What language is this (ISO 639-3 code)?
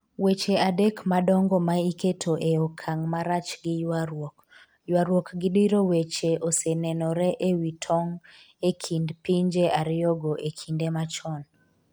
luo